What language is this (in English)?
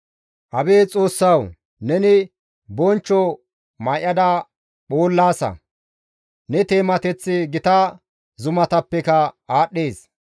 Gamo